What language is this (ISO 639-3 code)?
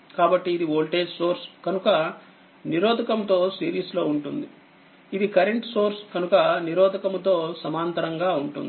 tel